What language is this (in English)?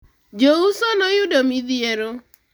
Luo (Kenya and Tanzania)